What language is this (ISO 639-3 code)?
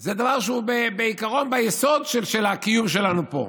heb